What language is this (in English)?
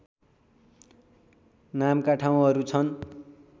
Nepali